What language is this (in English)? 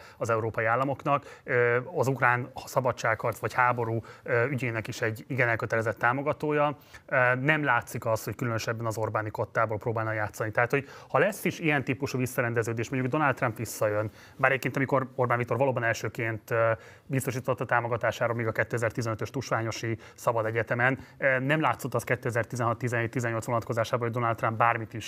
Hungarian